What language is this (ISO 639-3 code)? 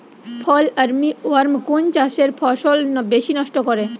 ben